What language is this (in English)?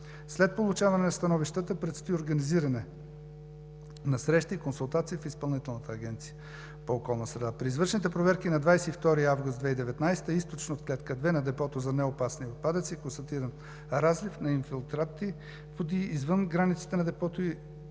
Bulgarian